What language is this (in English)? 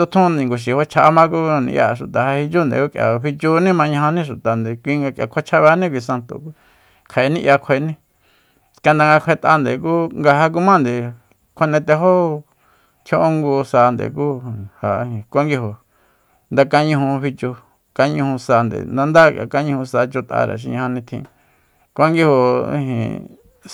Soyaltepec Mazatec